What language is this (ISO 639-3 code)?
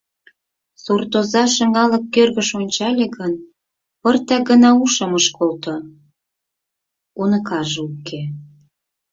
chm